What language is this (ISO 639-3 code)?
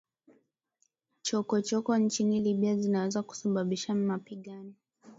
swa